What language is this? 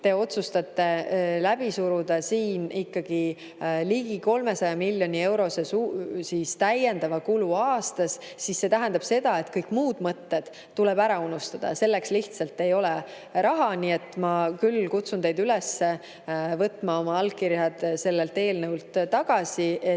Estonian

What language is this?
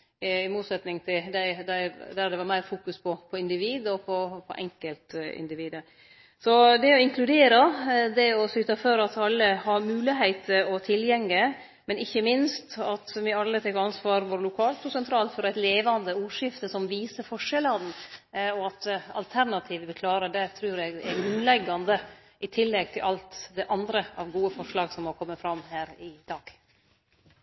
Norwegian Nynorsk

